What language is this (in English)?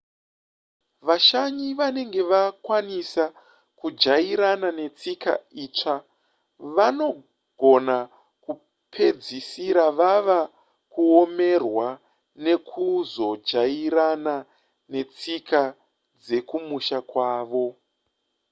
Shona